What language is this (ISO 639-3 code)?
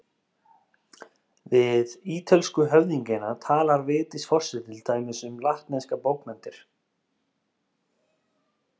isl